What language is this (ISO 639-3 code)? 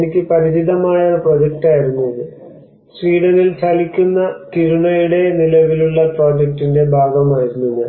mal